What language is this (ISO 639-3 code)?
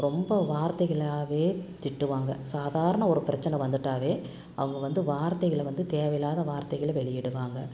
tam